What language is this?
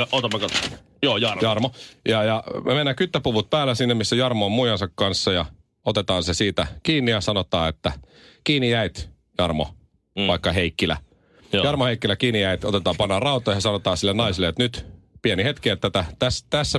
Finnish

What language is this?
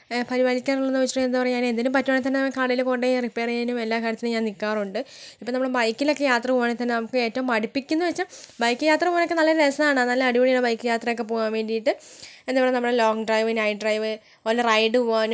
Malayalam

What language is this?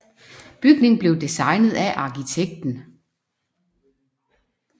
Danish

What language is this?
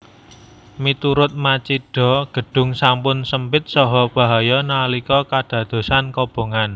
Javanese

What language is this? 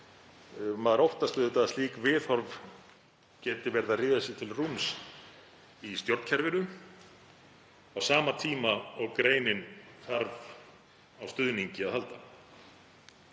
Icelandic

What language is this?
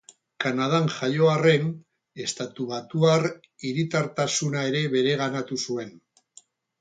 Basque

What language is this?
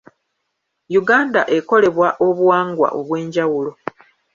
Ganda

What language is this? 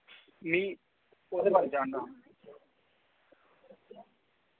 Dogri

